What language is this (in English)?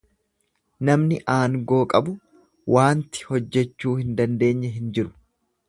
Oromo